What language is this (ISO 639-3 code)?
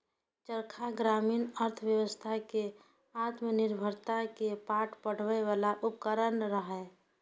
mai